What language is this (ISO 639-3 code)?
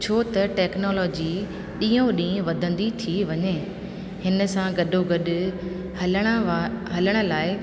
snd